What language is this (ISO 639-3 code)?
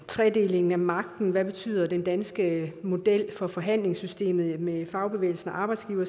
dan